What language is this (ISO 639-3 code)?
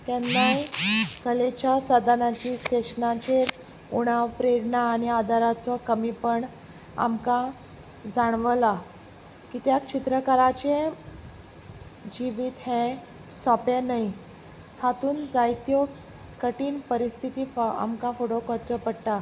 kok